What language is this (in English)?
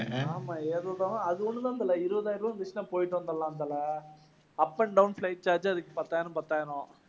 Tamil